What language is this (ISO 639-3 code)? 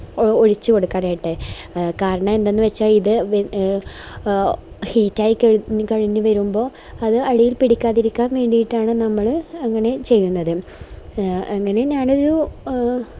mal